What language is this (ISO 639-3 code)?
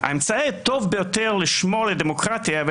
heb